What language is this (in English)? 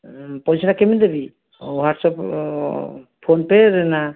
Odia